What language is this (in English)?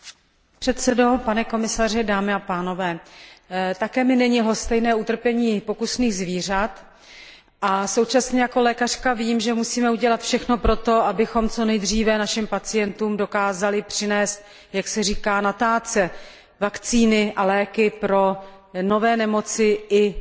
Czech